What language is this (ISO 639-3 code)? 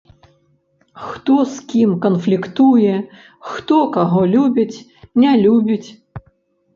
bel